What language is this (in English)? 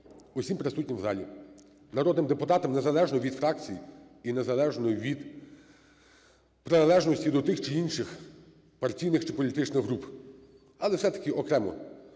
Ukrainian